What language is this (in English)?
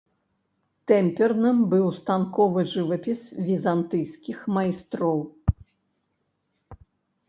Belarusian